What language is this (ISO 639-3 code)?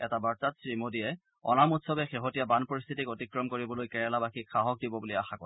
asm